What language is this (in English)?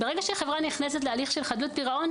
Hebrew